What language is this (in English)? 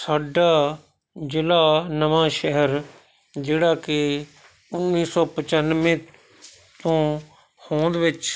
Punjabi